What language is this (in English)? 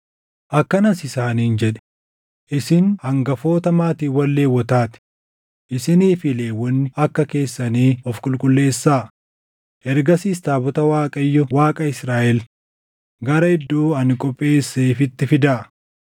Oromo